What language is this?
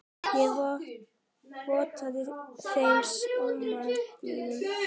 Icelandic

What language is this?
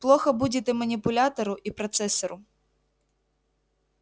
Russian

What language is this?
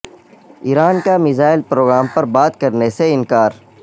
Urdu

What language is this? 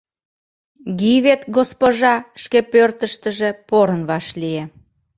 Mari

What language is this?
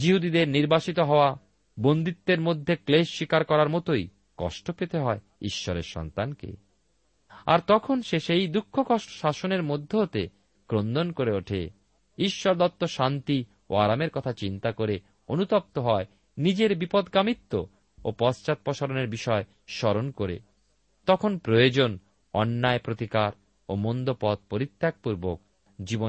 Bangla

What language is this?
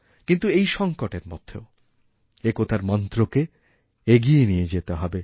Bangla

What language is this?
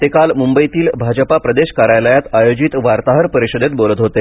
Marathi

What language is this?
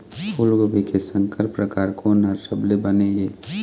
Chhattisgarhi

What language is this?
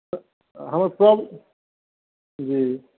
Maithili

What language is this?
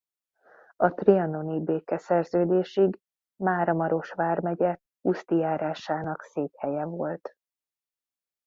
Hungarian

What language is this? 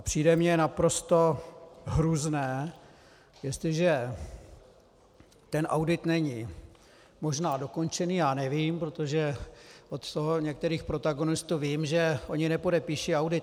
Czech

